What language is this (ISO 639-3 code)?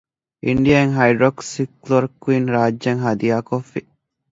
div